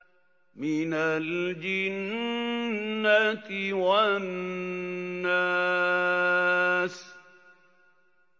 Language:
Arabic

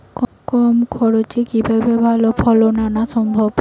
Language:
Bangla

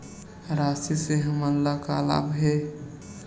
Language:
Chhattisgarhi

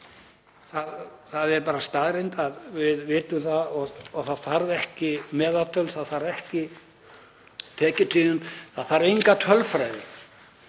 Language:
Icelandic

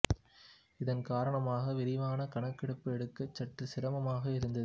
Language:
Tamil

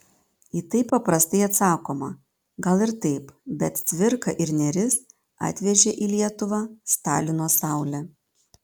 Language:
Lithuanian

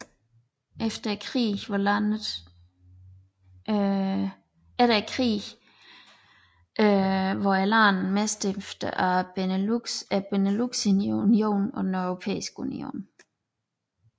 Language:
Danish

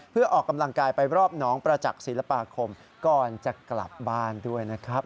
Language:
Thai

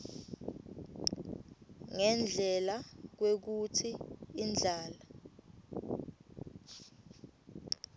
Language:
Swati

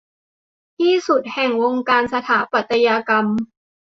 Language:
Thai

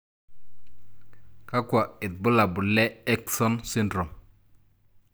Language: Masai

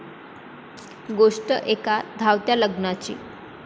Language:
Marathi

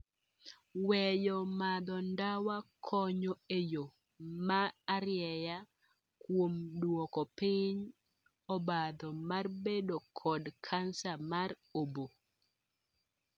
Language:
Luo (Kenya and Tanzania)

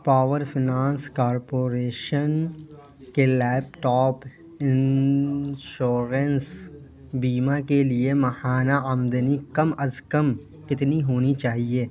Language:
Urdu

